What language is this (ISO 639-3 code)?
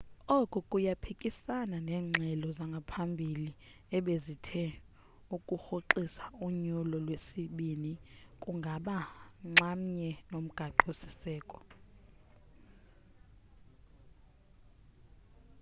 xho